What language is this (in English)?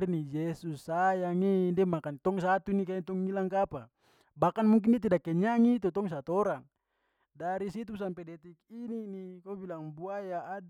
Papuan Malay